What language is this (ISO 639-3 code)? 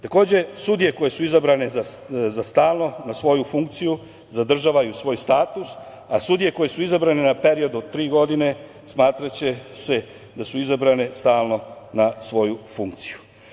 srp